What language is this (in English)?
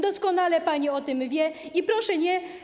Polish